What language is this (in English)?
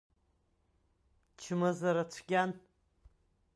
Abkhazian